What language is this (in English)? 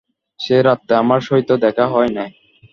Bangla